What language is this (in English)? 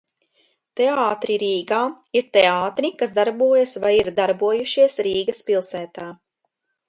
Latvian